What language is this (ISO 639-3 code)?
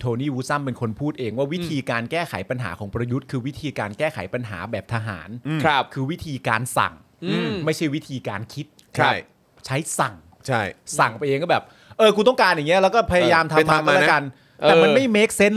tha